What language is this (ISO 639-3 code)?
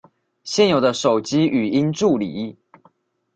zho